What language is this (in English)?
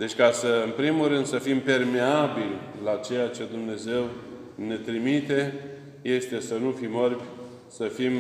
Romanian